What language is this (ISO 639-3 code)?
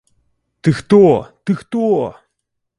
bel